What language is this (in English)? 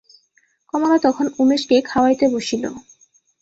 Bangla